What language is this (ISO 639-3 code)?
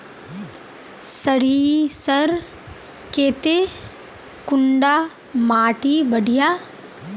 mag